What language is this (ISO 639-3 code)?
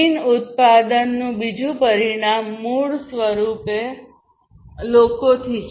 guj